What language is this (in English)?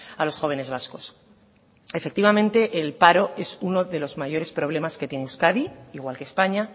Spanish